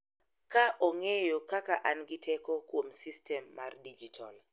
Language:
Luo (Kenya and Tanzania)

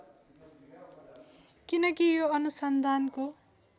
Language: Nepali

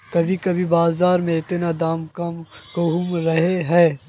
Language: Magahi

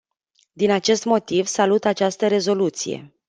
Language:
Romanian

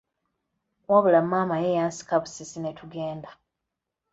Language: Ganda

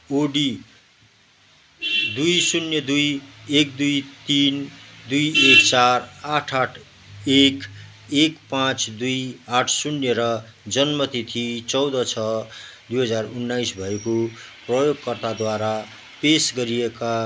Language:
Nepali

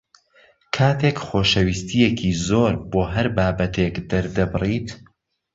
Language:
Central Kurdish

